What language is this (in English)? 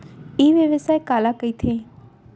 Chhattisgarhi